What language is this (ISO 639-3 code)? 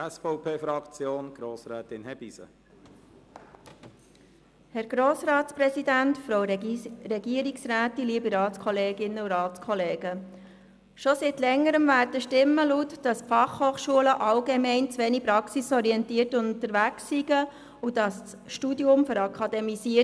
gsw